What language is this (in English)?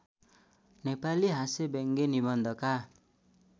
Nepali